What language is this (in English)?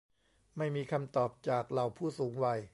Thai